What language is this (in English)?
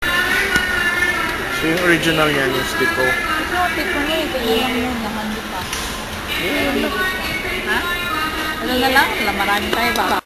Filipino